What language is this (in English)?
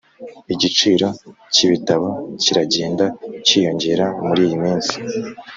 Kinyarwanda